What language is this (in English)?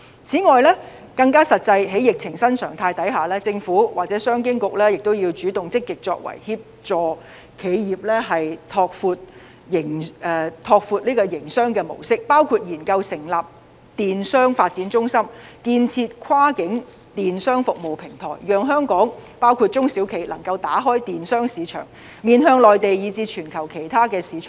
Cantonese